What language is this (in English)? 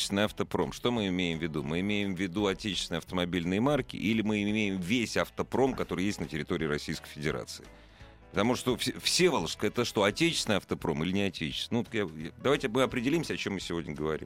Russian